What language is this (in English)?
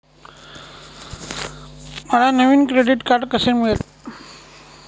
Marathi